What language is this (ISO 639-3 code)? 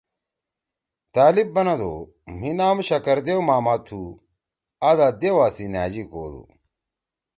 trw